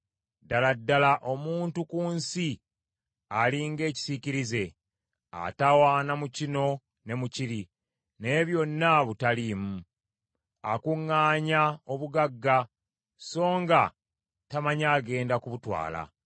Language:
Ganda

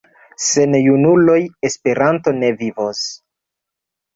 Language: Esperanto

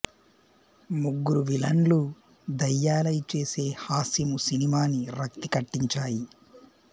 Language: Telugu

